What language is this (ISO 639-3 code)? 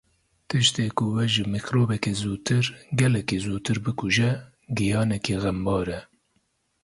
kur